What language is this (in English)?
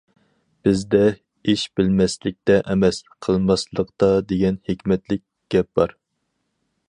Uyghur